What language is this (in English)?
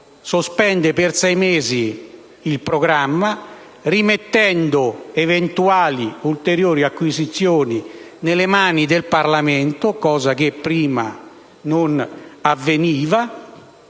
Italian